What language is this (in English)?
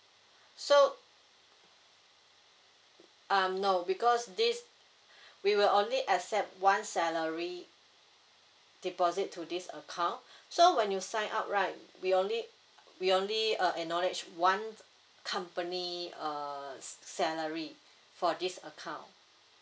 English